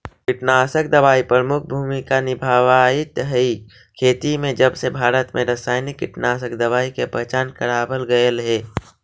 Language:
Magahi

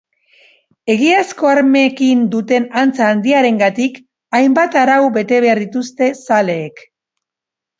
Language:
Basque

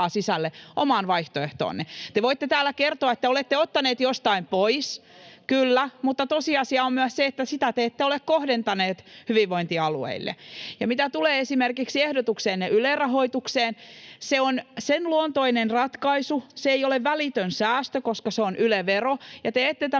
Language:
Finnish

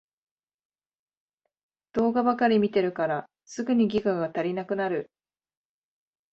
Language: Japanese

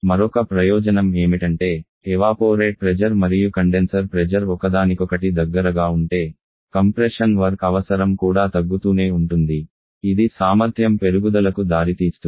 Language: Telugu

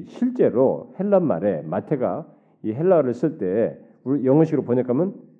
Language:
Korean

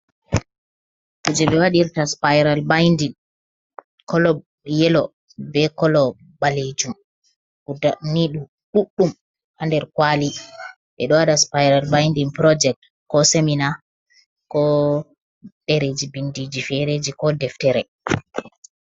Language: Fula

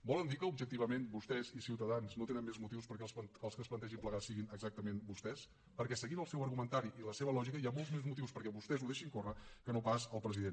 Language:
Catalan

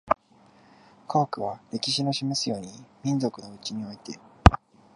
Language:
Japanese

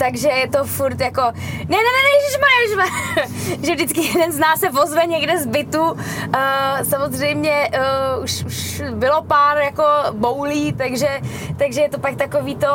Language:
Czech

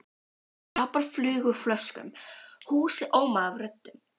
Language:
Icelandic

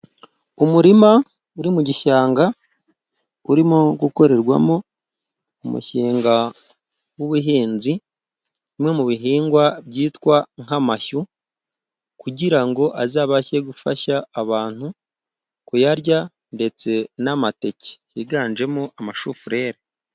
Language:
Kinyarwanda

